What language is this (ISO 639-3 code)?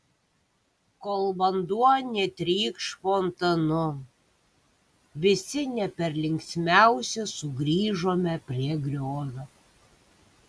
lit